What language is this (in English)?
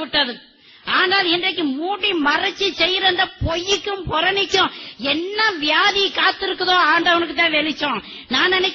Arabic